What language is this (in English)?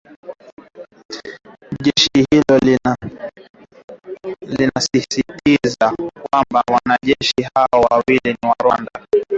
Swahili